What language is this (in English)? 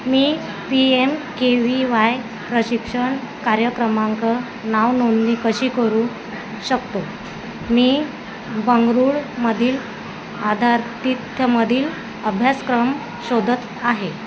Marathi